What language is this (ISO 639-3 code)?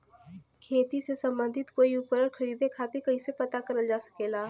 bho